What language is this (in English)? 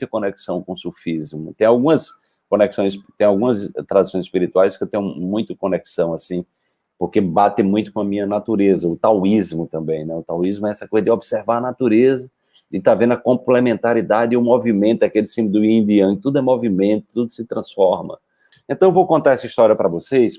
Portuguese